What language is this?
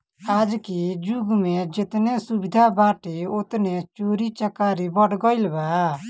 Bhojpuri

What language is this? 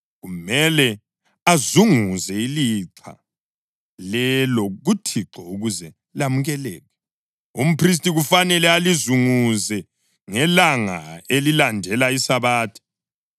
North Ndebele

